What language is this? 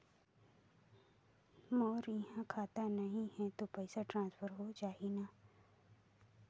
Chhattisgarhi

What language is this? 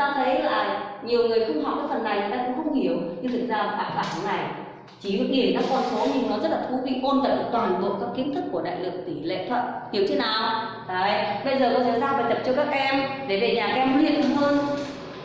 Vietnamese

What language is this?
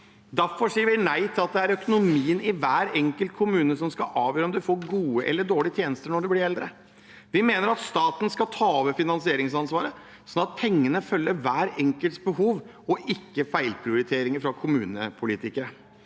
Norwegian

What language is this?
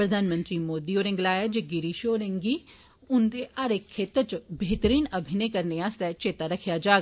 Dogri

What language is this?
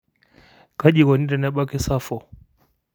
Masai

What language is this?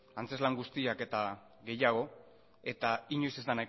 Basque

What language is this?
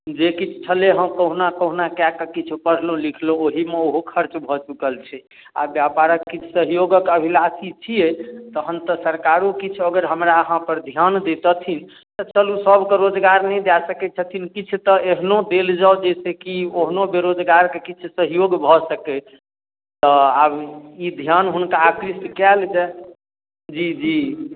Maithili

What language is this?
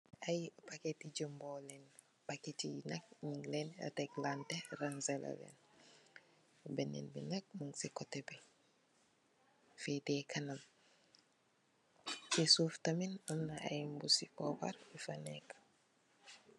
Wolof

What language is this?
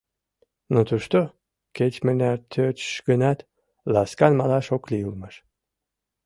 Mari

